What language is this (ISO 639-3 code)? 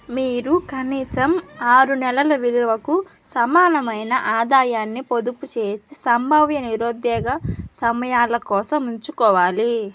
tel